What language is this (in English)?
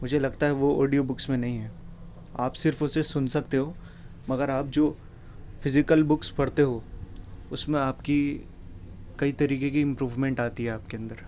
Urdu